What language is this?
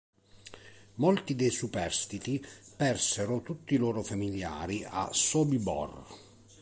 Italian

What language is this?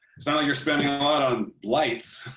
English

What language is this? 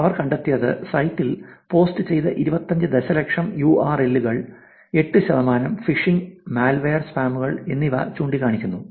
Malayalam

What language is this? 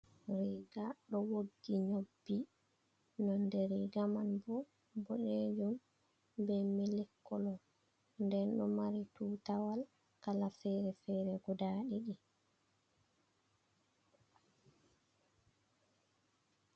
Fula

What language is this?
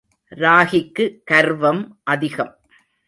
Tamil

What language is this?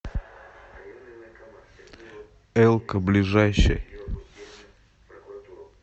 Russian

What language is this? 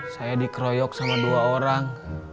Indonesian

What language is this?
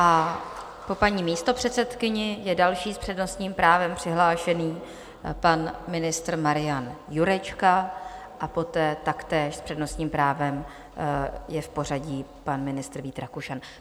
Czech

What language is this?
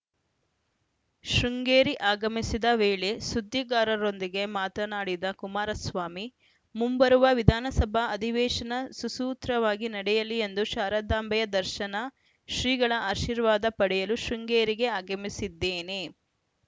Kannada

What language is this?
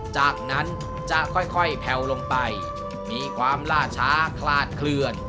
Thai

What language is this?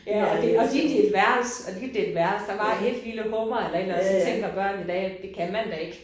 Danish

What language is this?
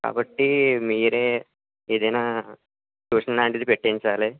Telugu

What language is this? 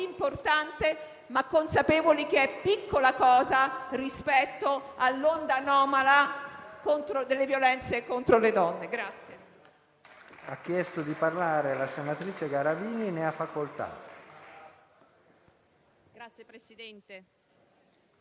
Italian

